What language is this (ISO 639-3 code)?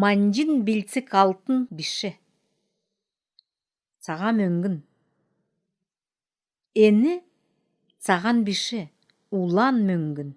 spa